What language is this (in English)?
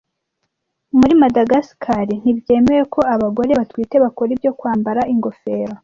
Kinyarwanda